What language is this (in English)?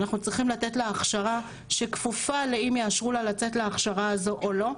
Hebrew